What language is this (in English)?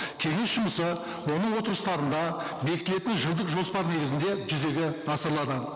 Kazakh